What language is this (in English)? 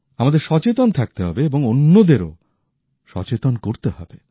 Bangla